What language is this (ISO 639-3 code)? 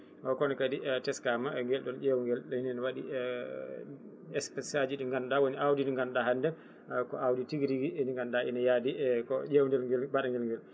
ful